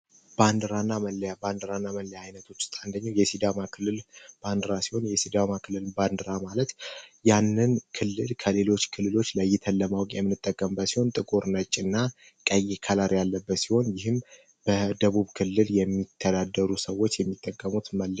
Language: Amharic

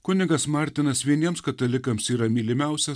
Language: Lithuanian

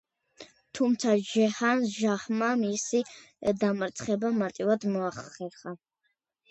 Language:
Georgian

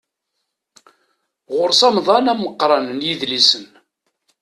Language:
Kabyle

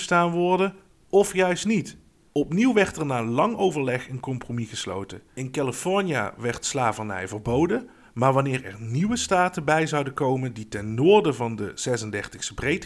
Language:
Dutch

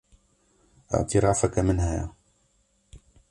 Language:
Kurdish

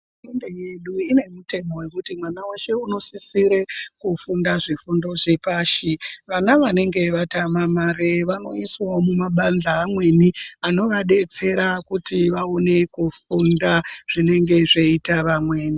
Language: Ndau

